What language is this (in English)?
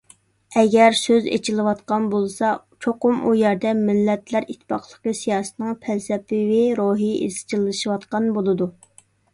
Uyghur